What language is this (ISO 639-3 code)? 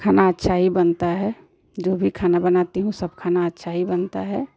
hin